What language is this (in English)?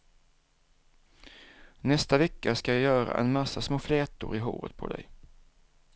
Swedish